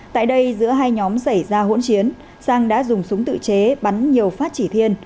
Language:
Vietnamese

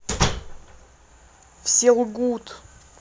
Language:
Russian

